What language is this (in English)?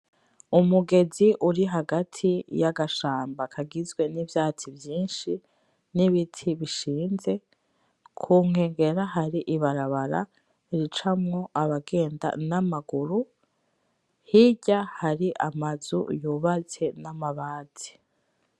Rundi